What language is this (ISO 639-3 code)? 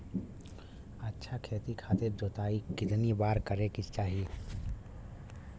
bho